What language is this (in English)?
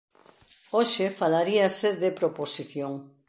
Galician